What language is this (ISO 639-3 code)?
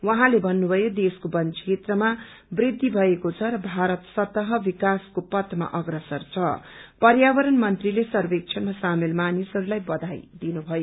nep